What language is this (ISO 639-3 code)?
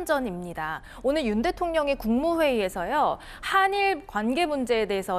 kor